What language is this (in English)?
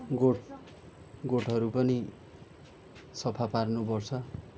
Nepali